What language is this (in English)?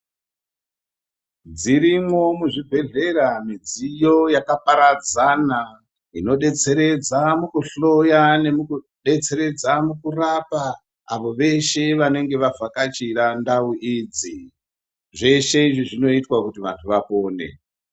Ndau